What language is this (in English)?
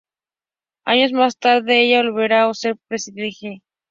Spanish